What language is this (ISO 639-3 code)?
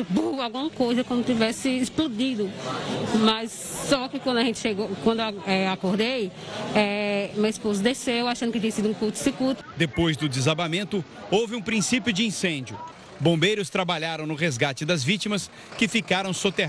por